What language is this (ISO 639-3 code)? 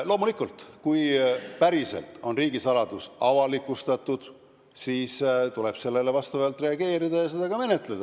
est